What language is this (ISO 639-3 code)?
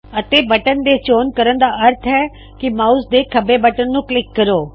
pan